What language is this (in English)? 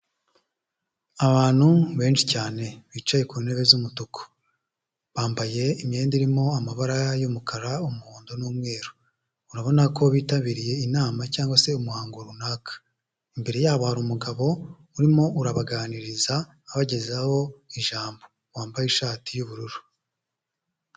Kinyarwanda